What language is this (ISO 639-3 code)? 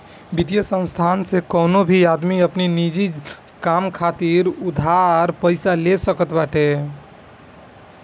bho